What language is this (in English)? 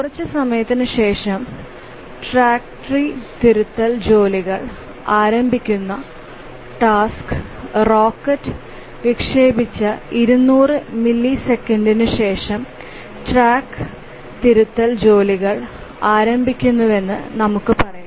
Malayalam